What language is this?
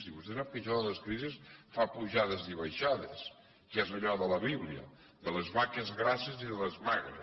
Catalan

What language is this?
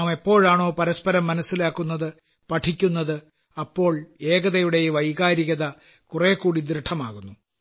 Malayalam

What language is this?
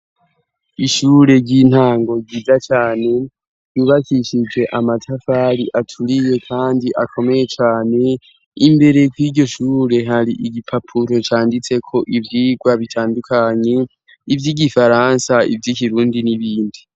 Rundi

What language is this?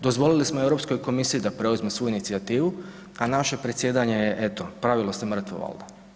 Croatian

